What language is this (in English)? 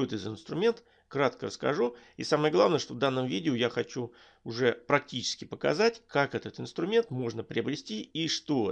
Russian